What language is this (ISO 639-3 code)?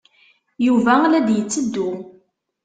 kab